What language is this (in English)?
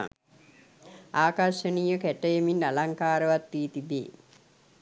Sinhala